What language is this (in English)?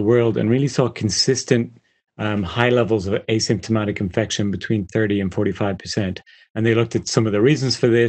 English